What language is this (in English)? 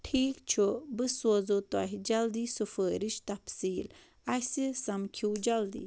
Kashmiri